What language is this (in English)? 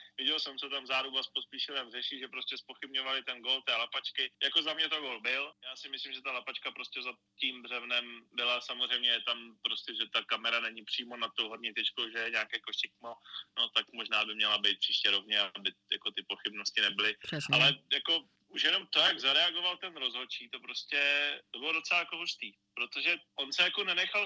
Czech